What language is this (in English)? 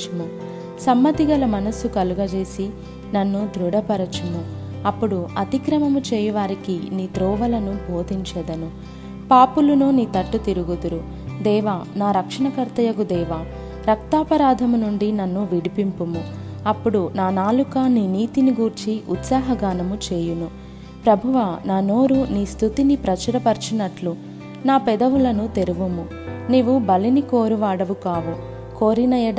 Telugu